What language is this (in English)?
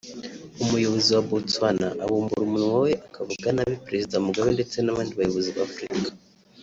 Kinyarwanda